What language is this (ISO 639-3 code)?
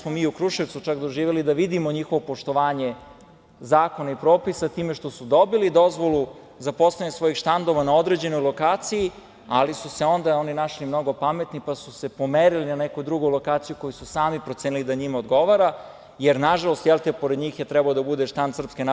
srp